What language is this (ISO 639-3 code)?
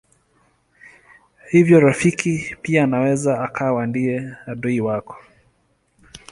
swa